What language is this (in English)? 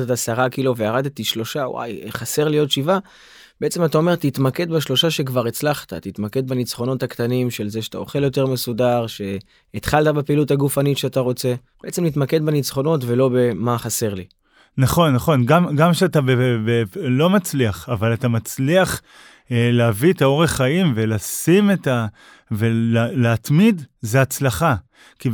Hebrew